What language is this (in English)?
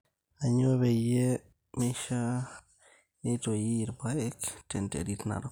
Masai